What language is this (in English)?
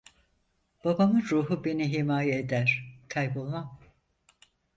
Turkish